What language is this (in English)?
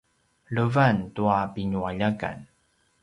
Paiwan